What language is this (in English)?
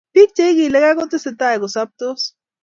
Kalenjin